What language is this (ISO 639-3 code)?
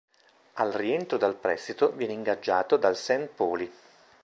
ita